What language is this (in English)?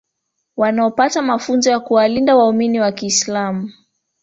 Swahili